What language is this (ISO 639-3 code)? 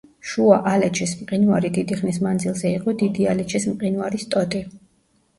kat